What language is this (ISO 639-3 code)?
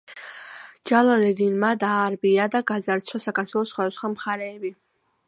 kat